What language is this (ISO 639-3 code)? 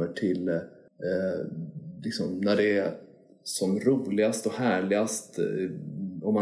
swe